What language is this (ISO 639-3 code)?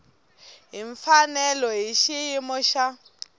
tso